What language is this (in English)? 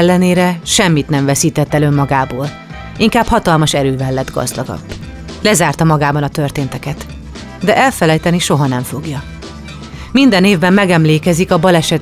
Hungarian